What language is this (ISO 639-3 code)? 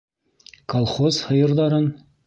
bak